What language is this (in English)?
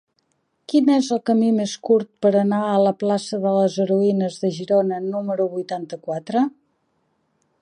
Catalan